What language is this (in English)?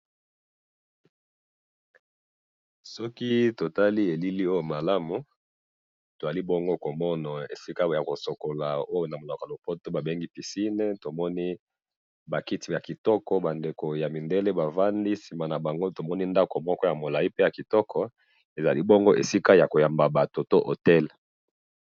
Lingala